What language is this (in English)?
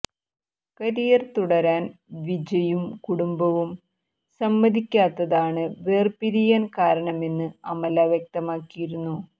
Malayalam